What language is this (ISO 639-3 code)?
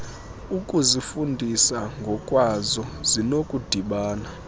xho